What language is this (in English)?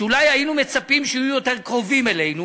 Hebrew